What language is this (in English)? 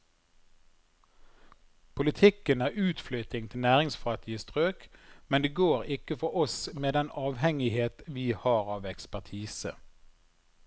Norwegian